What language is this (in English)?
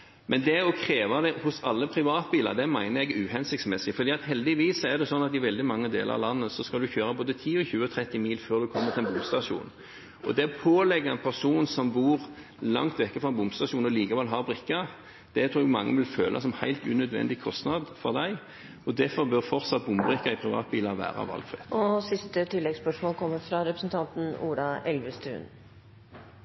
Norwegian